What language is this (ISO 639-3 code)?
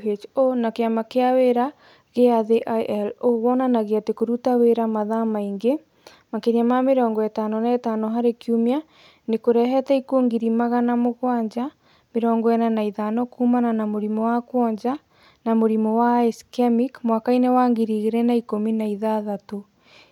kik